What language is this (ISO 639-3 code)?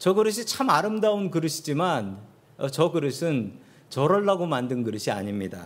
kor